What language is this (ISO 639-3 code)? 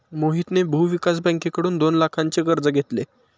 mar